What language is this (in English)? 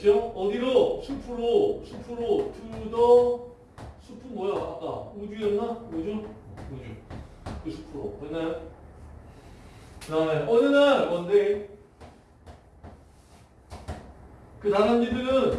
Korean